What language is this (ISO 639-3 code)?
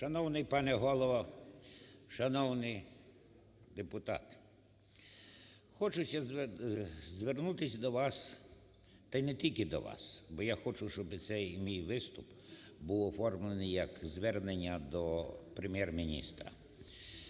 ukr